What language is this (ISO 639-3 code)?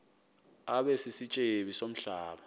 xho